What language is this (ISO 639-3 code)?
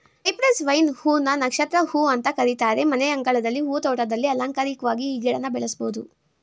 kan